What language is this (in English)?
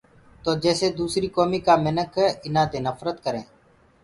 Gurgula